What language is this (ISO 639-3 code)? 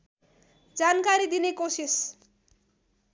nep